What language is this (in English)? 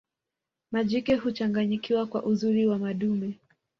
Swahili